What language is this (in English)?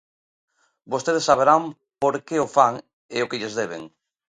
Galician